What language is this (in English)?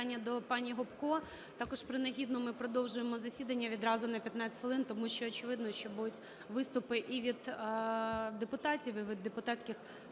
Ukrainian